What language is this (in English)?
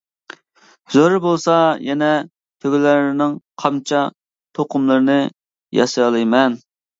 Uyghur